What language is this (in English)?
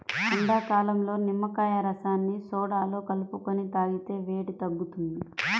Telugu